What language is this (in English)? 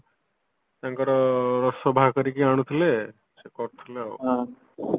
Odia